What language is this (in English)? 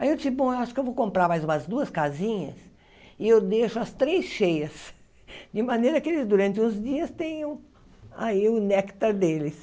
Portuguese